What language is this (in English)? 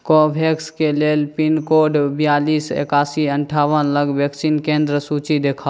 Maithili